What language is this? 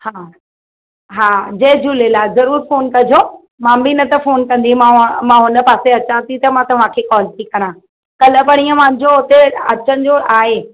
Sindhi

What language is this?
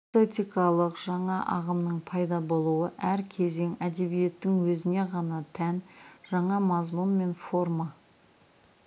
Kazakh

